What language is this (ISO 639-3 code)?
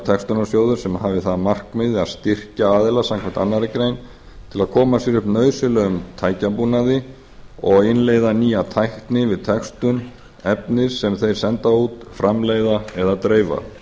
isl